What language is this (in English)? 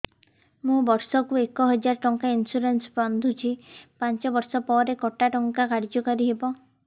Odia